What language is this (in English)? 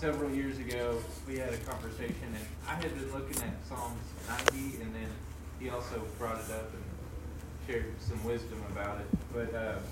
English